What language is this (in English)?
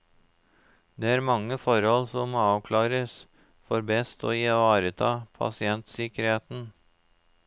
Norwegian